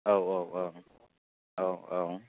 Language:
Bodo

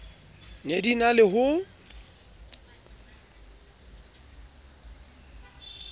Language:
Southern Sotho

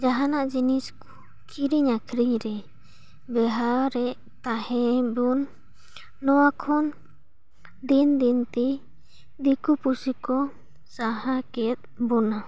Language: Santali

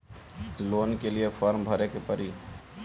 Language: Bhojpuri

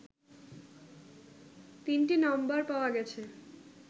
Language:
Bangla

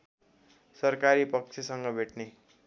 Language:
Nepali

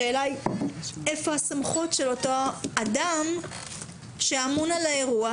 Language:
Hebrew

